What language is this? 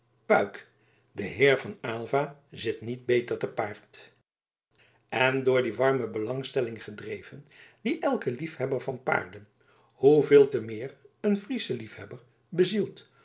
Dutch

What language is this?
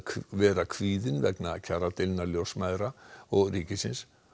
Icelandic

